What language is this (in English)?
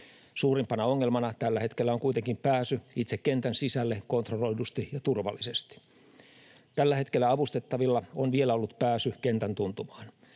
Finnish